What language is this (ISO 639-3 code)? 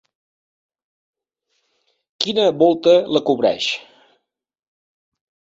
cat